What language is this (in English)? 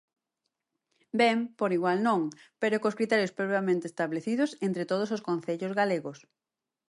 Galician